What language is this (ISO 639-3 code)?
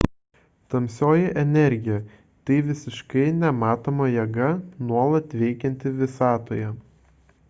lit